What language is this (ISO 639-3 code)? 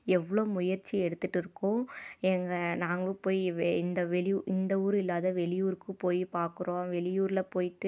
tam